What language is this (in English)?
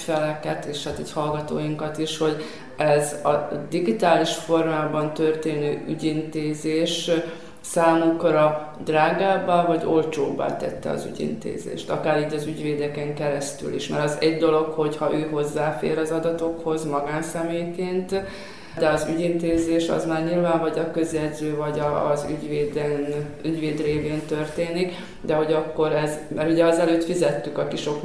Hungarian